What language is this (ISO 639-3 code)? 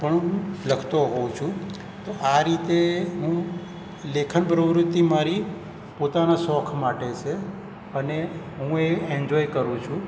guj